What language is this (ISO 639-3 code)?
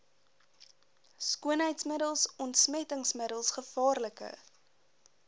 afr